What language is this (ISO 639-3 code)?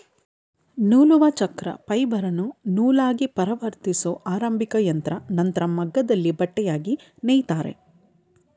kan